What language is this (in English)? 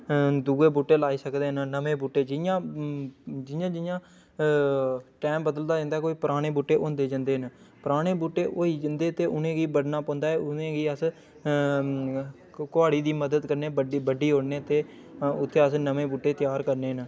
Dogri